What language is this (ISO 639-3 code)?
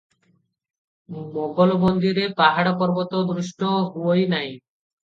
ori